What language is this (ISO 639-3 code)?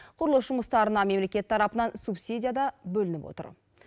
kaz